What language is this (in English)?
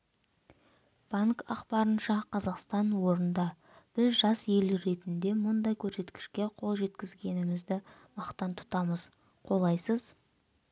Kazakh